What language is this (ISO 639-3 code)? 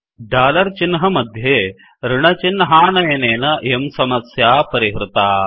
san